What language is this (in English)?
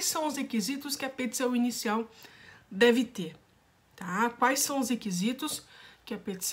Portuguese